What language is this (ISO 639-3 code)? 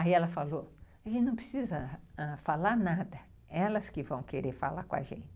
por